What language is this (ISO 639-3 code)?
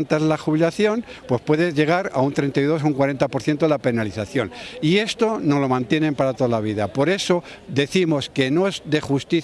spa